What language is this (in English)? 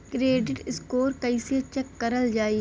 Bhojpuri